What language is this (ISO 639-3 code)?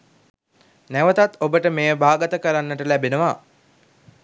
sin